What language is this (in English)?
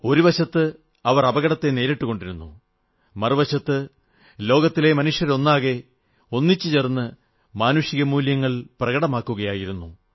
Malayalam